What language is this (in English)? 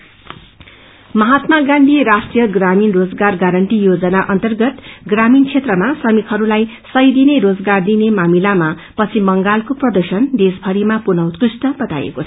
Nepali